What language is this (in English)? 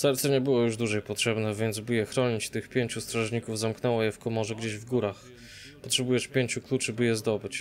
Polish